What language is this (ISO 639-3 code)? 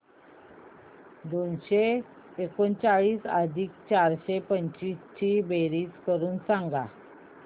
mar